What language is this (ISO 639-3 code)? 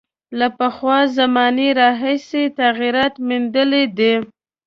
pus